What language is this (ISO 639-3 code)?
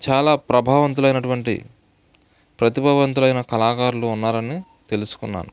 tel